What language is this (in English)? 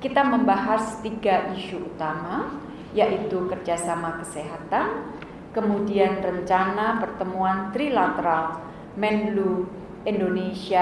Indonesian